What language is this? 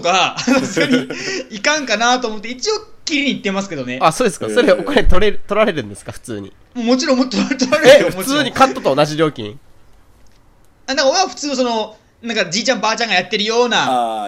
Japanese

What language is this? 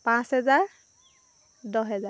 Assamese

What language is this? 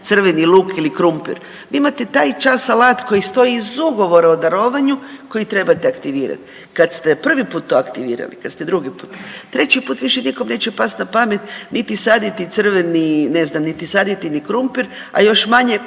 Croatian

